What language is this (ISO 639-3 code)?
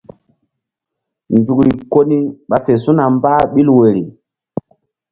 mdd